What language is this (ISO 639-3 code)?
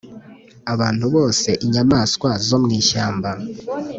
kin